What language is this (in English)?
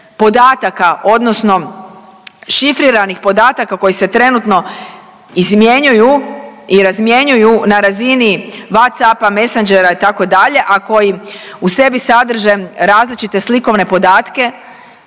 Croatian